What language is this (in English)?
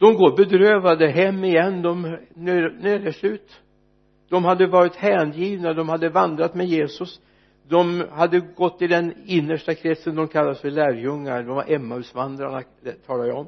Swedish